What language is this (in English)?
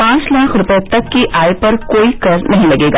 Hindi